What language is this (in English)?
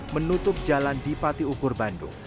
Indonesian